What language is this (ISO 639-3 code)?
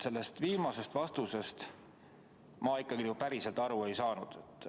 est